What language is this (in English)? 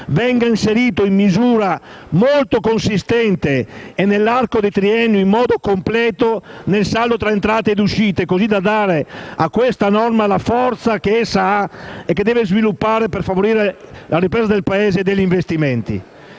Italian